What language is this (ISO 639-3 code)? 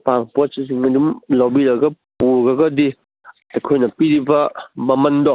mni